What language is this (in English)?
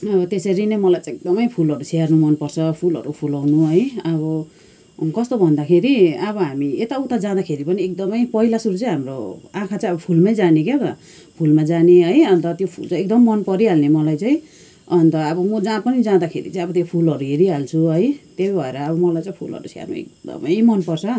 Nepali